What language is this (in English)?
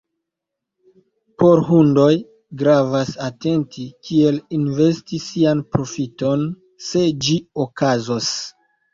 Esperanto